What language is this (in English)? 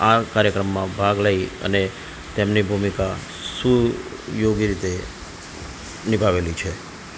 Gujarati